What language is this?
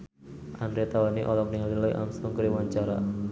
Sundanese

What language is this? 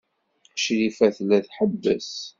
Kabyle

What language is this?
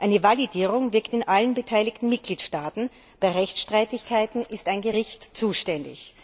German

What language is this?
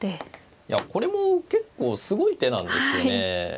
Japanese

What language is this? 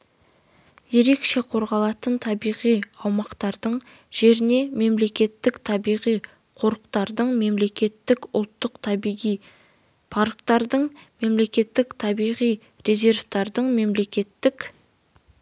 Kazakh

